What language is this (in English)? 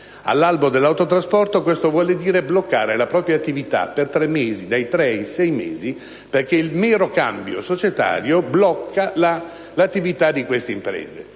Italian